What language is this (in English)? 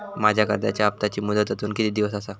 Marathi